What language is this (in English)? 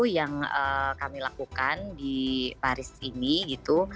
Indonesian